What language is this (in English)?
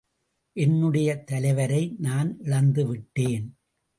Tamil